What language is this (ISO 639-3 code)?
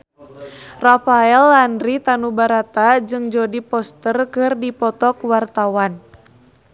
sun